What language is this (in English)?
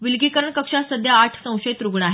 Marathi